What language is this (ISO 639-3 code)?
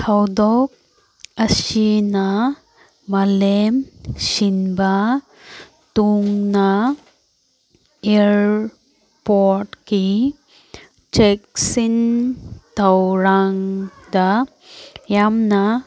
mni